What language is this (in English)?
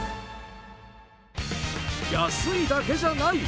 Japanese